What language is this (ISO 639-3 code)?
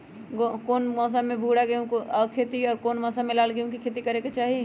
mag